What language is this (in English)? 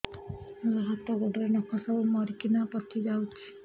Odia